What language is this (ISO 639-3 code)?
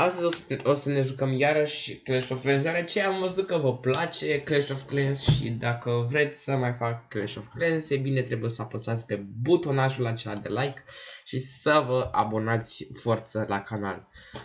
ron